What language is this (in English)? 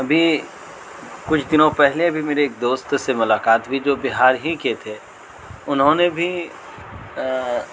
Urdu